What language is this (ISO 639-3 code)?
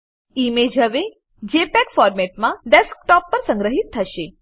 guj